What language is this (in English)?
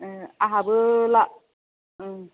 Bodo